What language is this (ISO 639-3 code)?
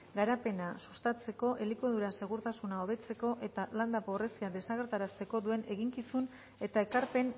eus